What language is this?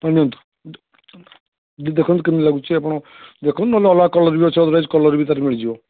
Odia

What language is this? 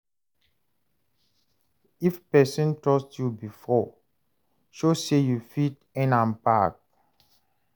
Nigerian Pidgin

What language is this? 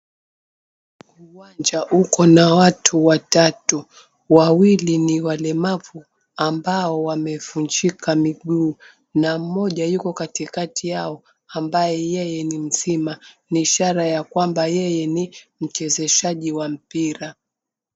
Swahili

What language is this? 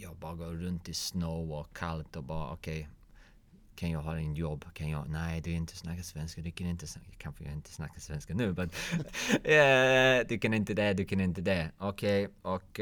Swedish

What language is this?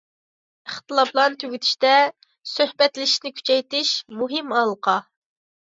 Uyghur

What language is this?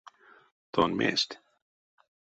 Erzya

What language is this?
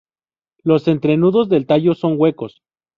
Spanish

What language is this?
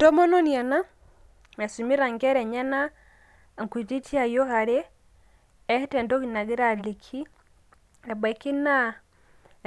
Masai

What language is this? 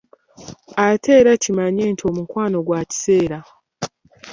Ganda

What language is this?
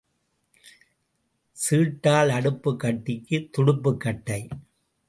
Tamil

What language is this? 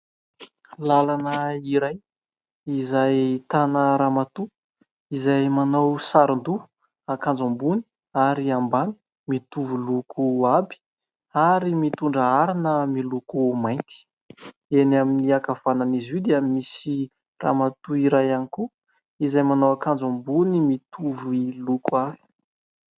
Malagasy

